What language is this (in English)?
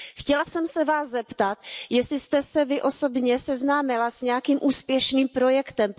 Czech